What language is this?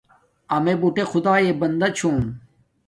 Domaaki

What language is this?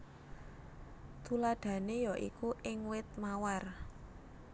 Javanese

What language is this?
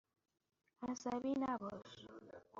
Persian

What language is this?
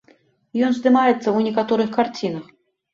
Belarusian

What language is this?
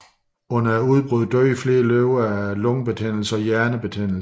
Danish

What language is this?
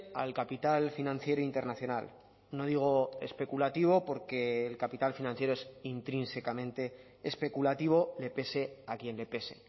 Spanish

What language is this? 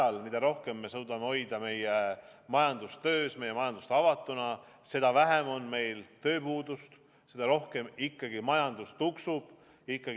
Estonian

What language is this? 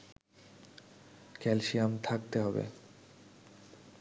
Bangla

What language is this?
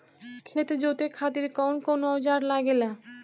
Bhojpuri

